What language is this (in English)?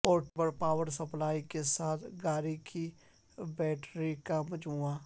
Urdu